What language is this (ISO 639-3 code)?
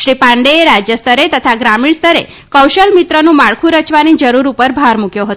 guj